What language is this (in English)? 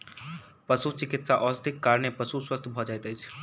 Maithili